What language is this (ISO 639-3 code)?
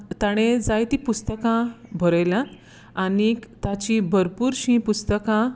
kok